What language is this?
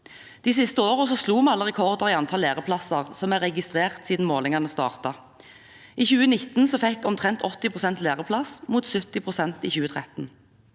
Norwegian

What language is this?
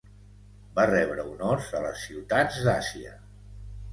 Catalan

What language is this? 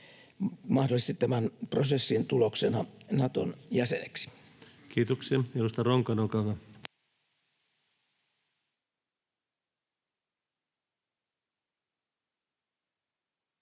Finnish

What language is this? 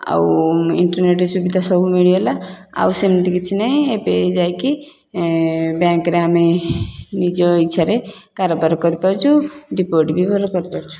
Odia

